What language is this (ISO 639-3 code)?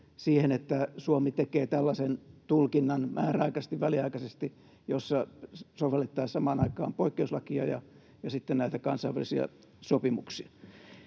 fin